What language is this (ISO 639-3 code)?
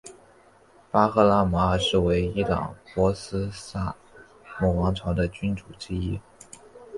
zho